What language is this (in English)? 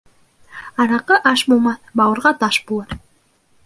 Bashkir